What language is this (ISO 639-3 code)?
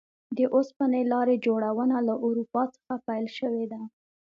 pus